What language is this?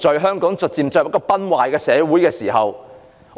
Cantonese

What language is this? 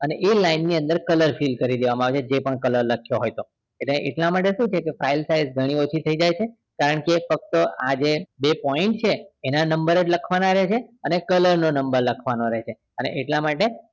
Gujarati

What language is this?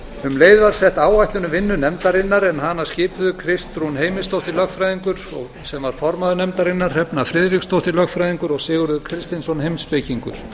Icelandic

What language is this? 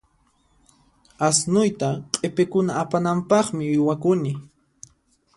Puno Quechua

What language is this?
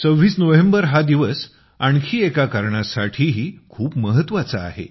Marathi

